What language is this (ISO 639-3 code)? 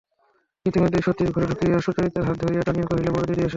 ben